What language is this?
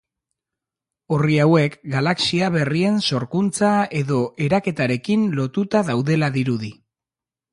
Basque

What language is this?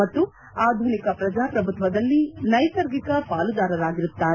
Kannada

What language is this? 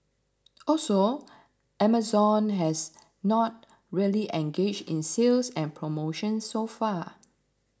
English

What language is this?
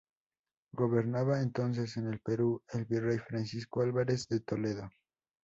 Spanish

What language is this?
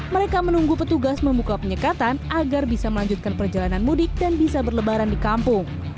Indonesian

